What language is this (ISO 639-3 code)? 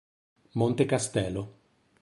ita